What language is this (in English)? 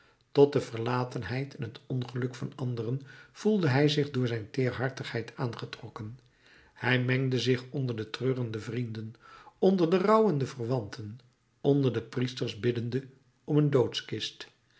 Dutch